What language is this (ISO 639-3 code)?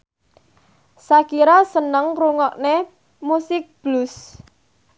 jav